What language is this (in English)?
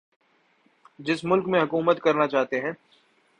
Urdu